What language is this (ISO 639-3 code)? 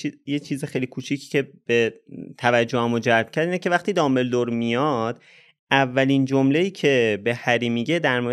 fas